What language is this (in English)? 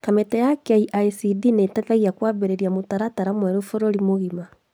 Kikuyu